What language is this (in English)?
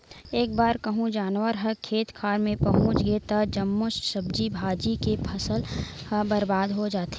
Chhattisgarhi